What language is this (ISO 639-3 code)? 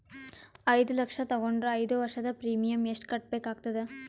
kan